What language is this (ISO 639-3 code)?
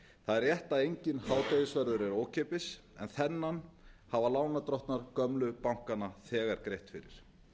isl